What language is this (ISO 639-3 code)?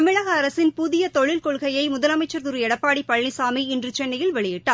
tam